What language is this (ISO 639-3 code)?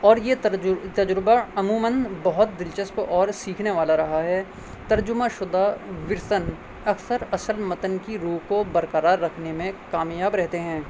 urd